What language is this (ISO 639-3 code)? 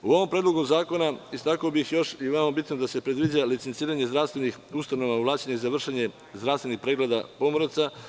srp